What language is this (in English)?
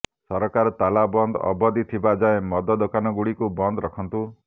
Odia